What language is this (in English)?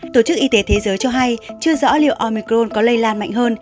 Vietnamese